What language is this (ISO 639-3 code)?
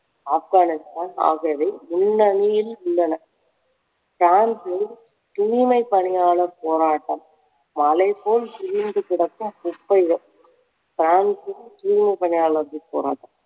tam